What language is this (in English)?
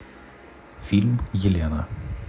Russian